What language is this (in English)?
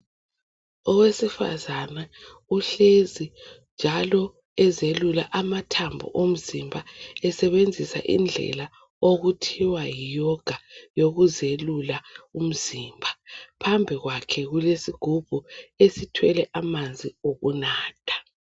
North Ndebele